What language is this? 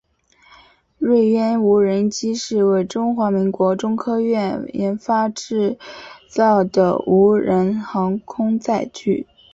Chinese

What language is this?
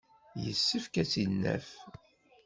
Kabyle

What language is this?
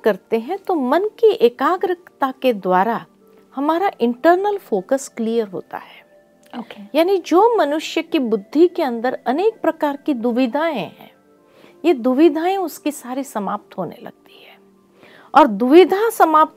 Hindi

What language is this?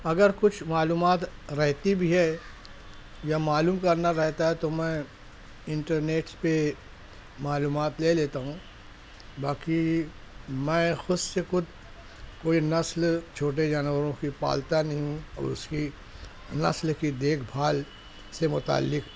Urdu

